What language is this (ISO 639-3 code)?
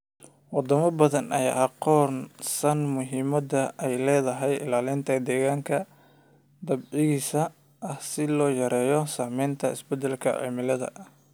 som